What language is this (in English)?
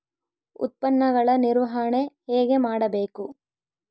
Kannada